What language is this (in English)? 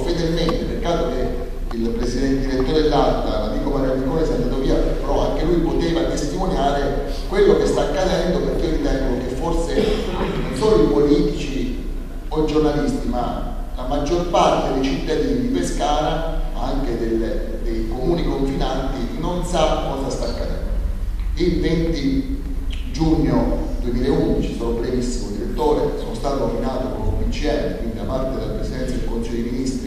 Italian